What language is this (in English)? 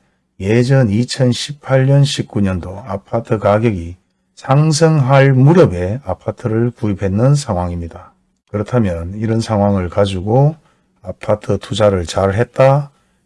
Korean